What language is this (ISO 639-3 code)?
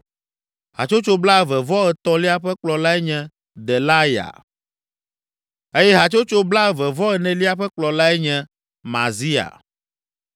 ewe